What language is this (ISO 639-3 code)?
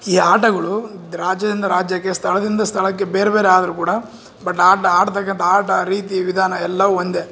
kan